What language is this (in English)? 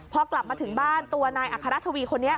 Thai